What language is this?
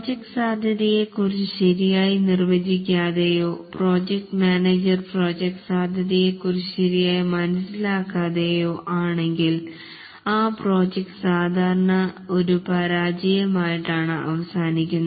Malayalam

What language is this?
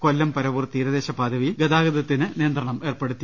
Malayalam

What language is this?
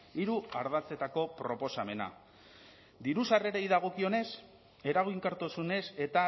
Basque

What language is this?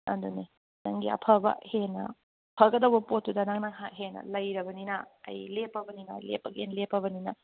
Manipuri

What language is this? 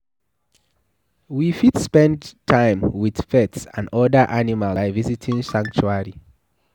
Nigerian Pidgin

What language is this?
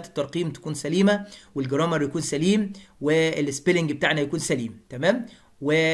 Arabic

